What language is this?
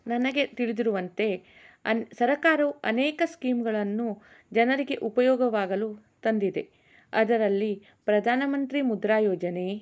Kannada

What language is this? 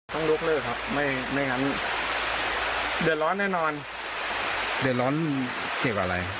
Thai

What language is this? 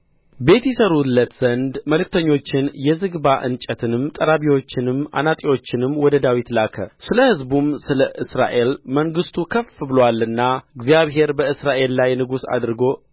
Amharic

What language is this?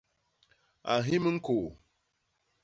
Basaa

